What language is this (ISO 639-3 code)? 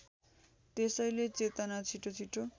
nep